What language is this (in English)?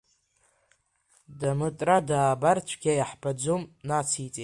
Abkhazian